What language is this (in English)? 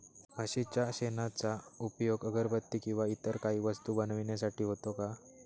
Marathi